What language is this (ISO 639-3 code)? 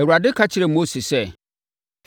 aka